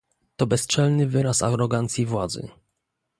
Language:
Polish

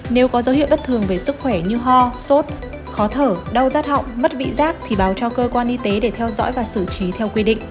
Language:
Vietnamese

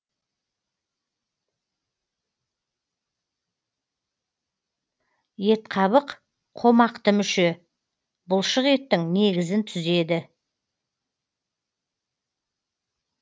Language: Kazakh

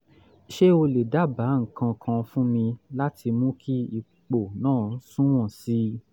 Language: Yoruba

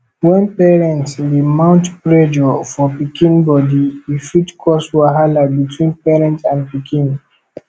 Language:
Nigerian Pidgin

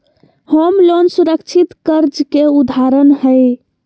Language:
Magahi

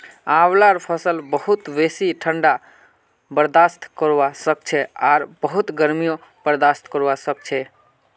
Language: Magahi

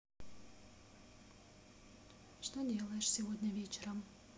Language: Russian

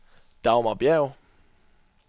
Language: Danish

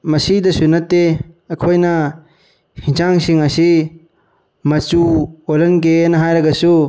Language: Manipuri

